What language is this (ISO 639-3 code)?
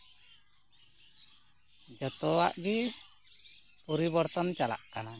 sat